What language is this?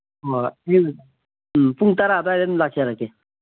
Manipuri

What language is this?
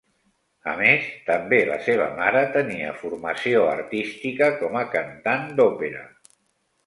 Catalan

